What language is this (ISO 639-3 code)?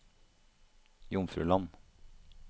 nor